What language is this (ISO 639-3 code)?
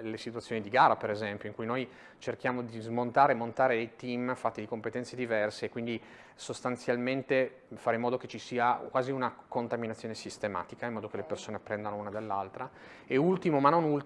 ita